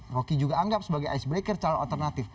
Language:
Indonesian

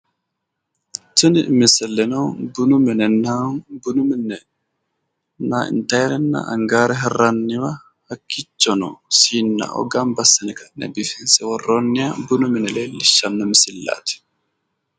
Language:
Sidamo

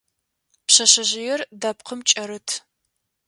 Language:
Adyghe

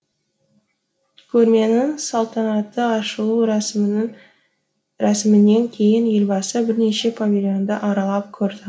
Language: Kazakh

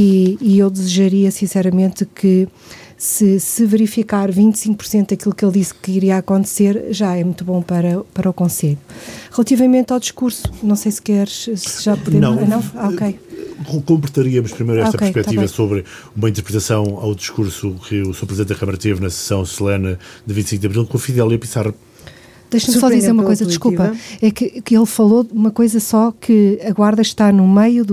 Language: Portuguese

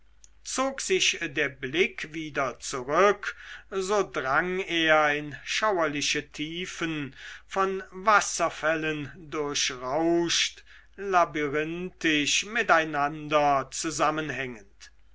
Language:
German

